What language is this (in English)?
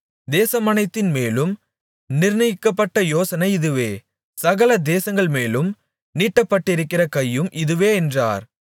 Tamil